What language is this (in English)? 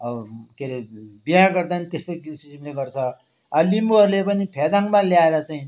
Nepali